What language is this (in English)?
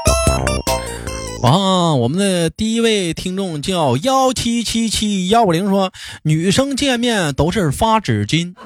Chinese